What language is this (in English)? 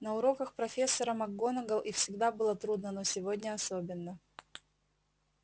Russian